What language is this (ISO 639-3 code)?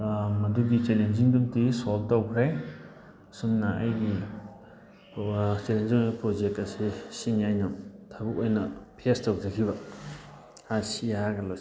mni